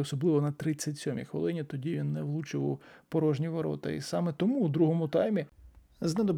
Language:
Ukrainian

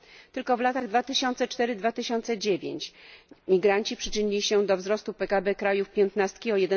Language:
Polish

